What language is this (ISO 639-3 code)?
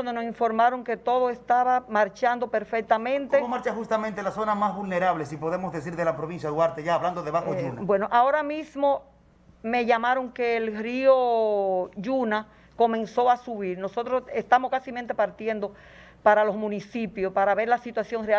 spa